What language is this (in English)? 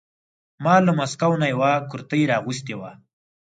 Pashto